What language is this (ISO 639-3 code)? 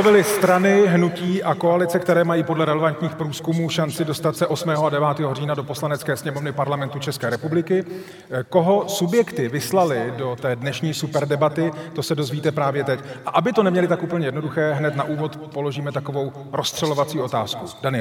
ces